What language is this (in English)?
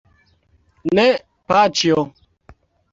Esperanto